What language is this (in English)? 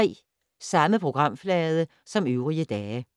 Danish